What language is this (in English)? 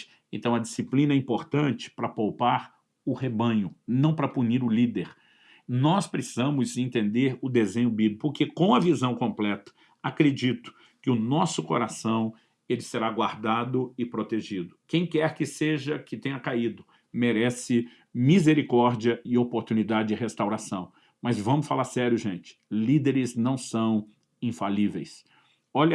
Portuguese